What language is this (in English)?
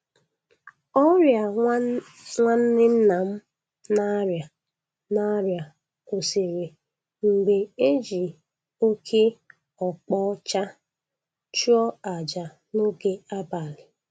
Igbo